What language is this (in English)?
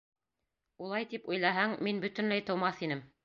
Bashkir